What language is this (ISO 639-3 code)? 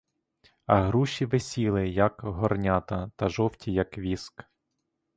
ukr